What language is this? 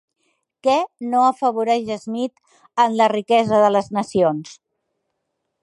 Catalan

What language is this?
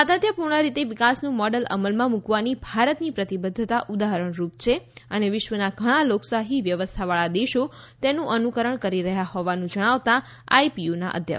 Gujarati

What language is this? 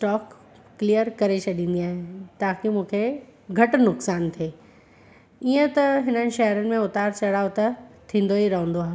Sindhi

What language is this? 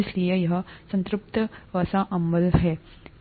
Hindi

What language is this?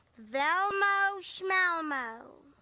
English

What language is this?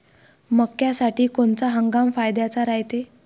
Marathi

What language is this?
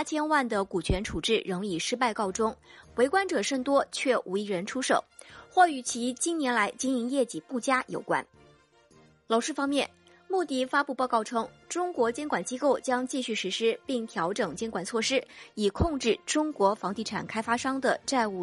Chinese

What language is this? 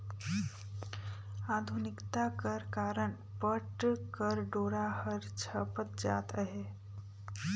Chhattisgarhi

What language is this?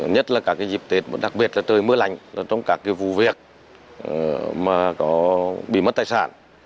Vietnamese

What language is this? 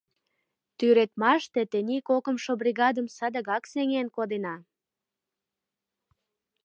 Mari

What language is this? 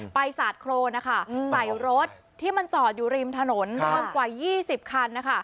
Thai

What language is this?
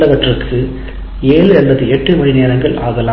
Tamil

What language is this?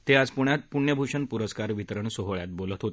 Marathi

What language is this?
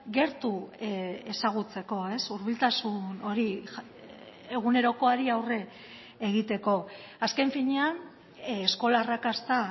Basque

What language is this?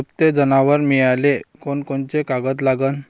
Marathi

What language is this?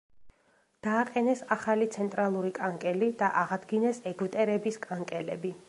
Georgian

